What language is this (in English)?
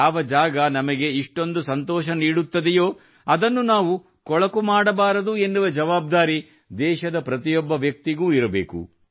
Kannada